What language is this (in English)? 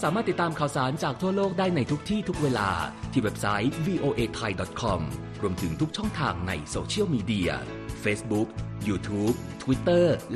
Thai